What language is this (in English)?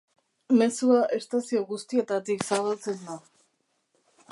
Basque